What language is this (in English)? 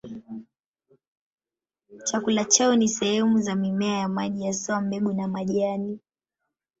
Swahili